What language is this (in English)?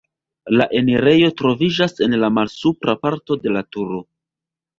Esperanto